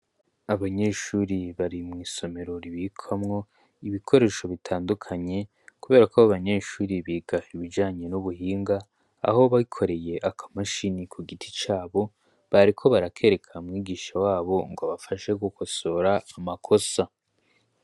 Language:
Rundi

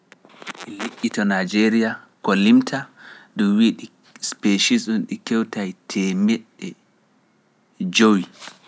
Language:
Pular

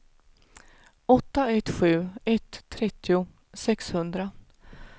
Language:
Swedish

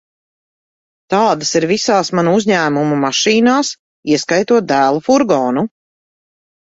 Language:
Latvian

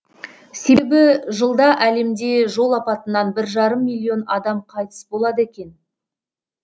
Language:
Kazakh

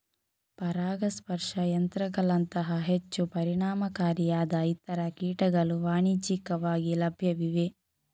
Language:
Kannada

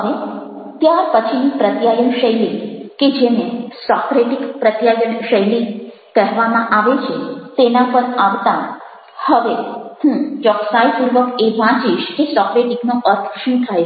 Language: Gujarati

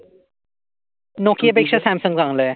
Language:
Marathi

